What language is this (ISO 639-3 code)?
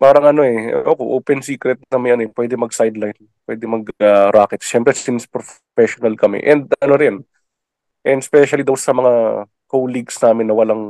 fil